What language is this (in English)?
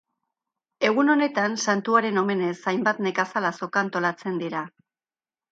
Basque